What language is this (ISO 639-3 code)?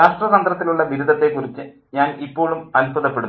mal